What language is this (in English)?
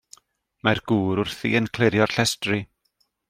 Welsh